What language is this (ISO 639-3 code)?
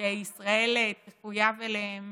heb